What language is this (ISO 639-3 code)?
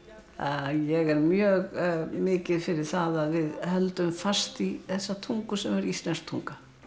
isl